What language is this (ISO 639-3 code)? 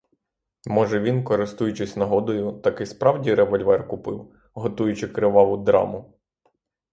ukr